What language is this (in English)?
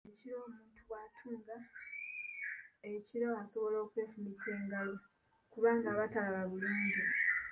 Ganda